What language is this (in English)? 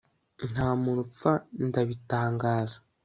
Kinyarwanda